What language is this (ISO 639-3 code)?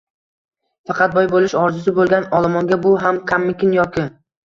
uzb